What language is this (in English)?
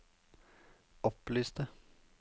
Norwegian